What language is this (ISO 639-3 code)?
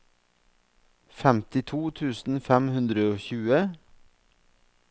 nor